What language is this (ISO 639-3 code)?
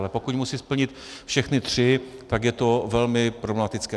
ces